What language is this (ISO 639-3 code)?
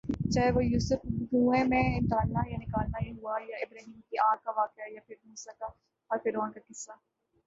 urd